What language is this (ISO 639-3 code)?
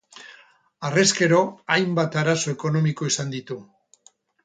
eus